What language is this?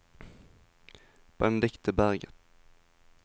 Norwegian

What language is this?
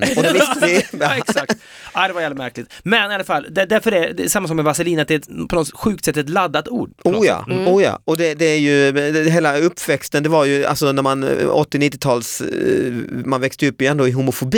Swedish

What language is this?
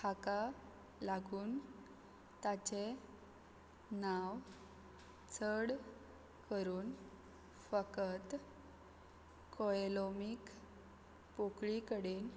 Konkani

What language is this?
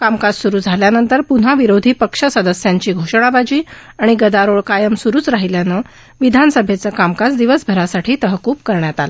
Marathi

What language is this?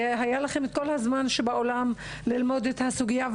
Hebrew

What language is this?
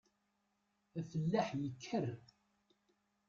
Kabyle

